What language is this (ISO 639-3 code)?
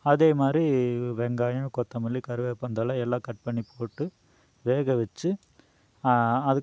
tam